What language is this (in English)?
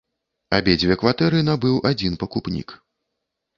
Belarusian